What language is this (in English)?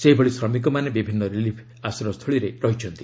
Odia